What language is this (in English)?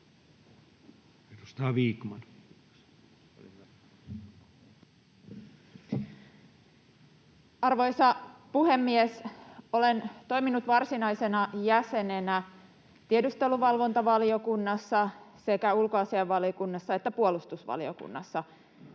Finnish